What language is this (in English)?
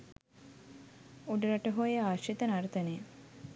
Sinhala